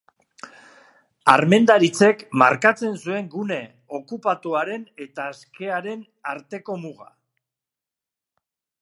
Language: Basque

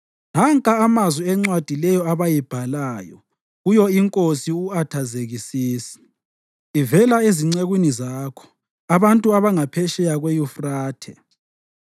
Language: North Ndebele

